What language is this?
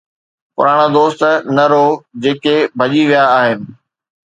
Sindhi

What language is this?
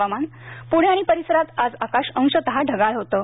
Marathi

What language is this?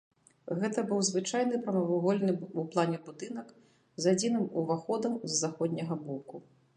Belarusian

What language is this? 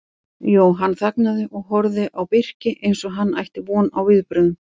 Icelandic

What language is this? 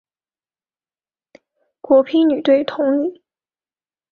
Chinese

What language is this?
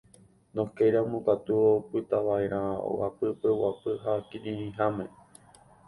Guarani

